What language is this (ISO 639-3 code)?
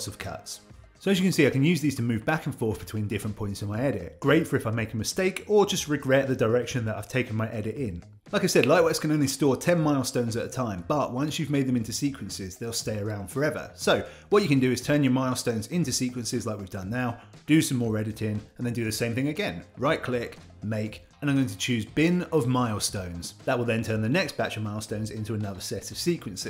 eng